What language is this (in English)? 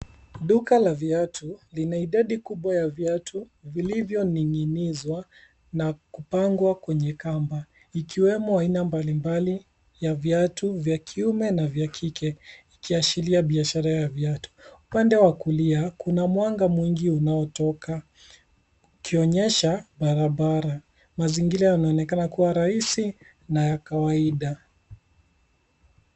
Swahili